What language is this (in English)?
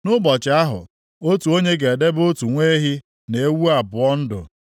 Igbo